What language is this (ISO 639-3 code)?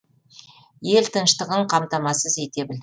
kaz